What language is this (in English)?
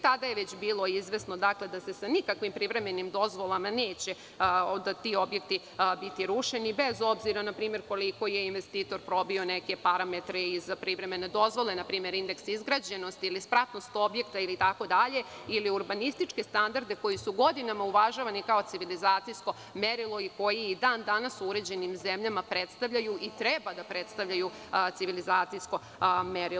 Serbian